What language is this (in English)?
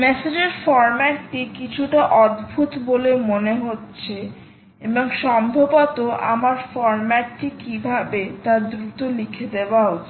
Bangla